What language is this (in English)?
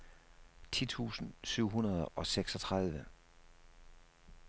Danish